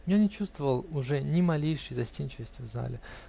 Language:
Russian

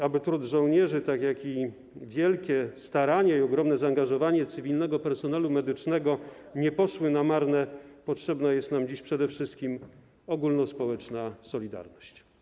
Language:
Polish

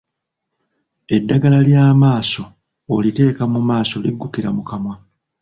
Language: Ganda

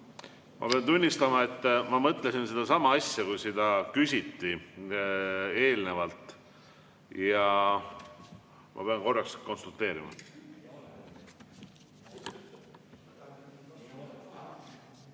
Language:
Estonian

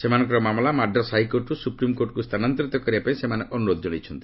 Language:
Odia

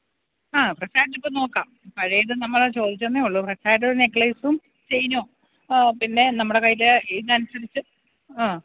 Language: Malayalam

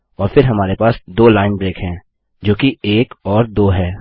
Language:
Hindi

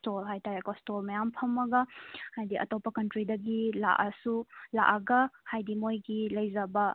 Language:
Manipuri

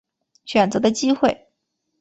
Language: Chinese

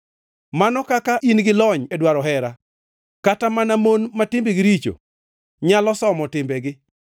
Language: Luo (Kenya and Tanzania)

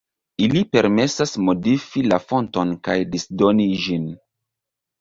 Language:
Esperanto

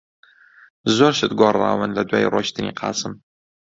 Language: Central Kurdish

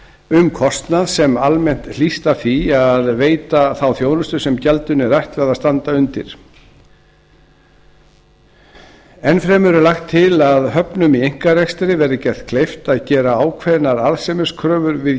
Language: Icelandic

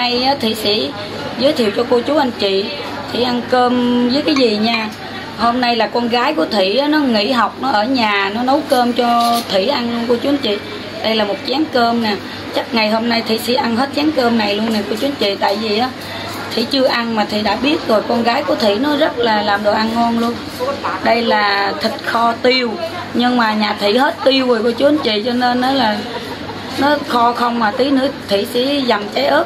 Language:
Vietnamese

